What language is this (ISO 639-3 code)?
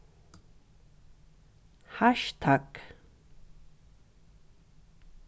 fao